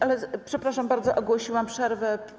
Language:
Polish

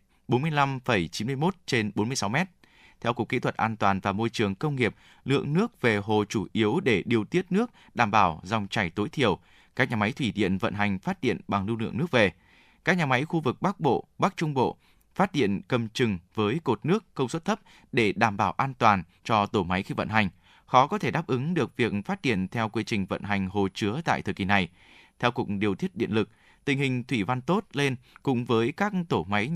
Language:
Vietnamese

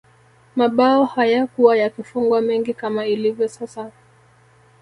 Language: Swahili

